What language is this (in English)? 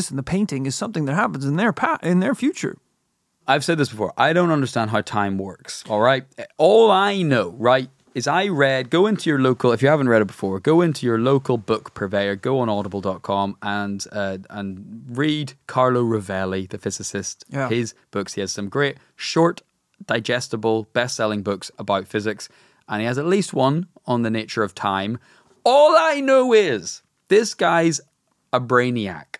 English